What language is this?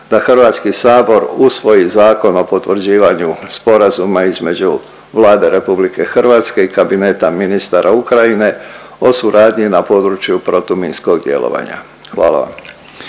Croatian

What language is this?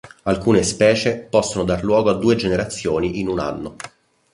Italian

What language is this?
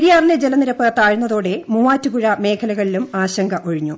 Malayalam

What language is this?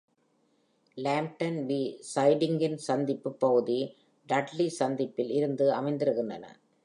Tamil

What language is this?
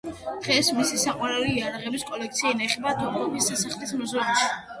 Georgian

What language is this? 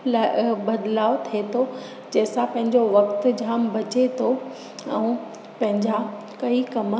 Sindhi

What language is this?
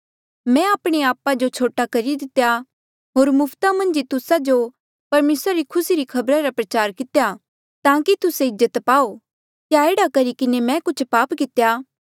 Mandeali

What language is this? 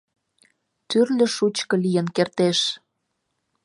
Mari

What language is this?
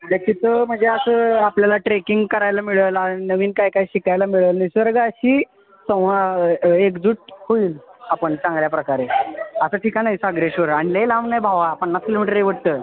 Marathi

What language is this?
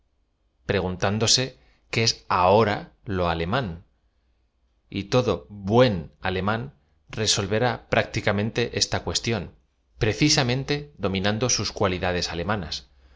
Spanish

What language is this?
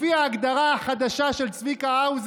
Hebrew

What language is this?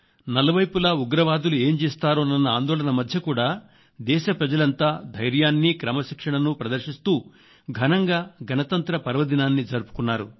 Telugu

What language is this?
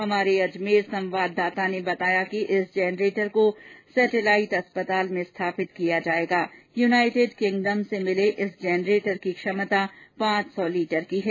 Hindi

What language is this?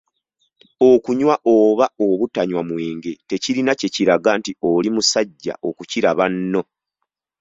Ganda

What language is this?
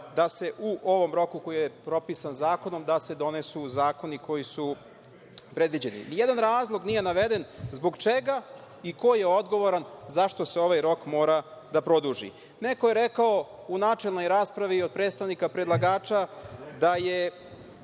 Serbian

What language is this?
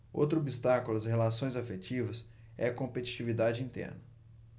Portuguese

